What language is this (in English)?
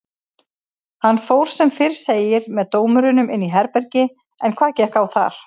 Icelandic